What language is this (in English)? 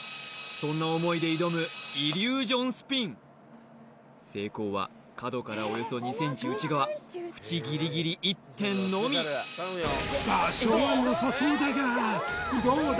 Japanese